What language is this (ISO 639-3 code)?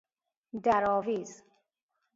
fas